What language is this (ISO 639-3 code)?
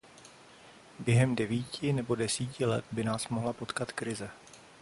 ces